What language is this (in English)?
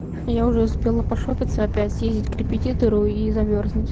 Russian